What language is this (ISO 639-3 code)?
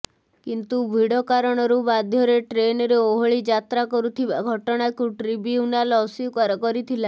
ori